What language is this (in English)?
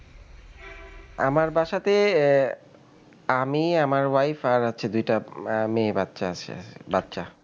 Bangla